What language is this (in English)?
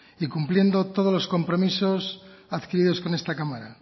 Spanish